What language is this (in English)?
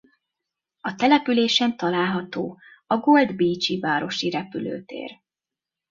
Hungarian